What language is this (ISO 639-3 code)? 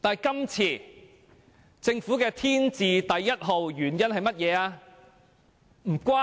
yue